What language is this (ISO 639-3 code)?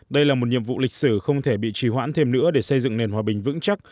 vie